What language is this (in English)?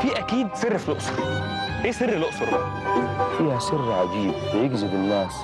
Arabic